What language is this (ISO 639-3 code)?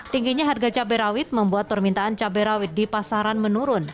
ind